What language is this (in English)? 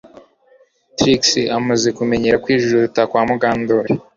Kinyarwanda